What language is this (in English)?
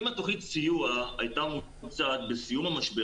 Hebrew